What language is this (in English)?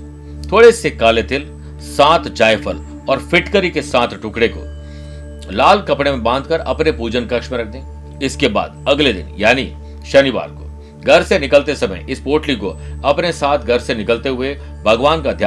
Hindi